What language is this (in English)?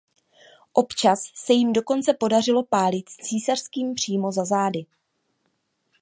Czech